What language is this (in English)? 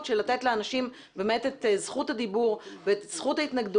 Hebrew